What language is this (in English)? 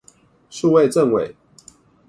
Chinese